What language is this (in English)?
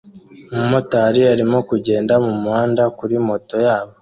Kinyarwanda